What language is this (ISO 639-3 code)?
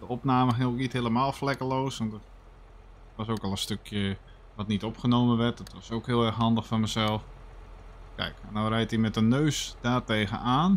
nld